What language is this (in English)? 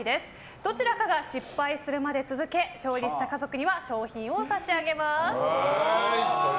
Japanese